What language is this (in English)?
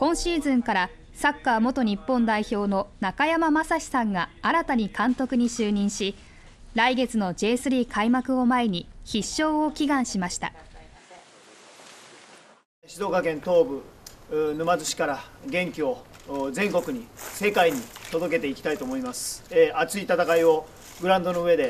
Japanese